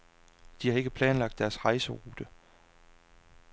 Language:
Danish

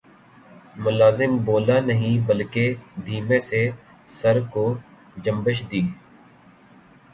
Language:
Urdu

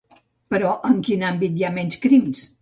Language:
Catalan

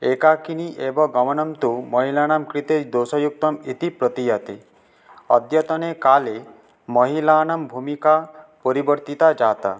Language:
Sanskrit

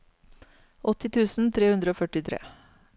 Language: Norwegian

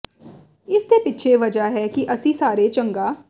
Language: Punjabi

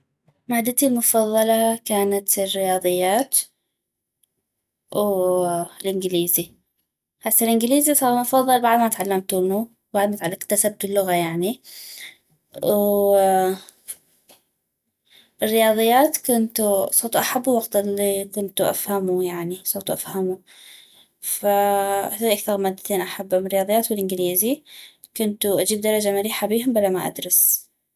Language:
North Mesopotamian Arabic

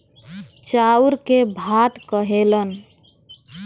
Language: Bhojpuri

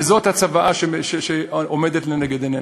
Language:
Hebrew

